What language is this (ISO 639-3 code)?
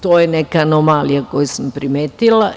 srp